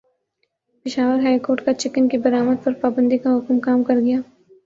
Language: Urdu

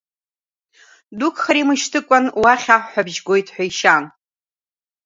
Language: Abkhazian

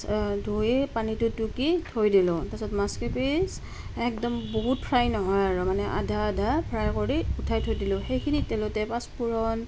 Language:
Assamese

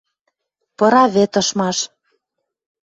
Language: Western Mari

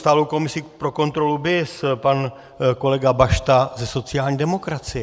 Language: Czech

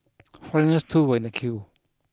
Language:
English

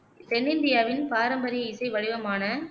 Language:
Tamil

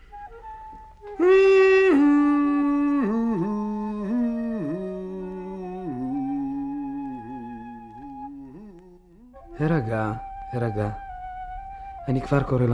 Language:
Hebrew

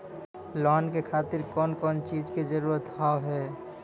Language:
Maithili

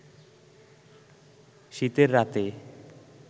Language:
Bangla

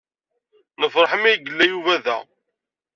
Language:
Kabyle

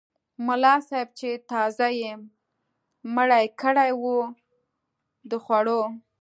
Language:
Pashto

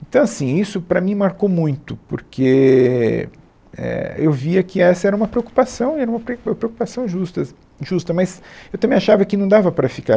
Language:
Portuguese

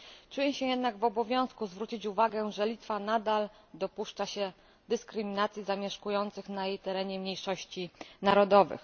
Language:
Polish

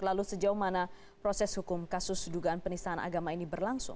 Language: Indonesian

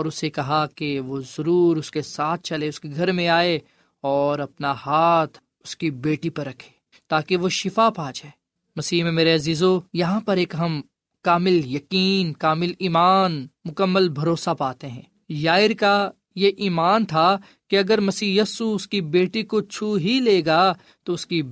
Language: Urdu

